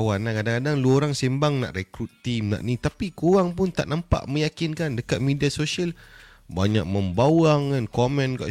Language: Malay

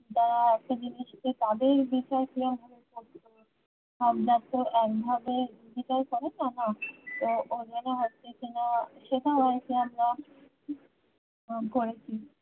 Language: Bangla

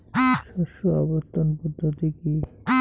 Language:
Bangla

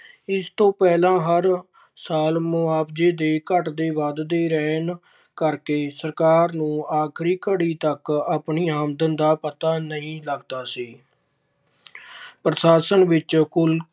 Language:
Punjabi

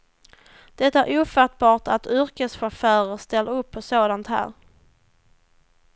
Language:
Swedish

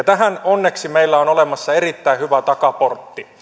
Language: Finnish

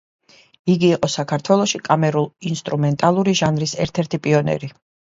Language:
Georgian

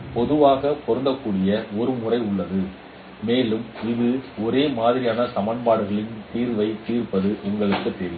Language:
Tamil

